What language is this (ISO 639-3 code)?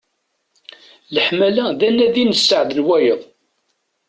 kab